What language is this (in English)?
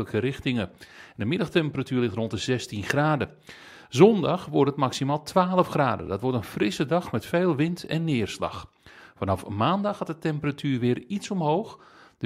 Dutch